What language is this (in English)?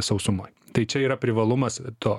Lithuanian